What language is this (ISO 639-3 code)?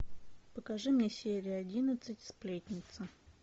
rus